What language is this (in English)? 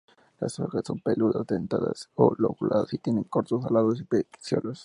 Spanish